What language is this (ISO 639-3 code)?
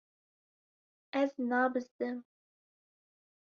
kur